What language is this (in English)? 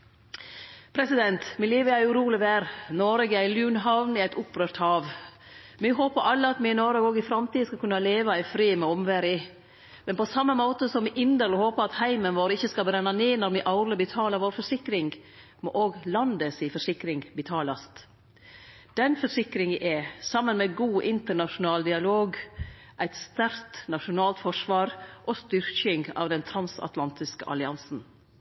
Norwegian Nynorsk